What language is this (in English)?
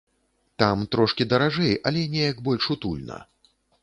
Belarusian